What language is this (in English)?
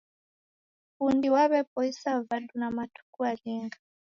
Taita